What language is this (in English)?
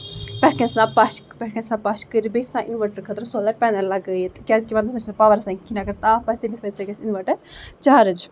Kashmiri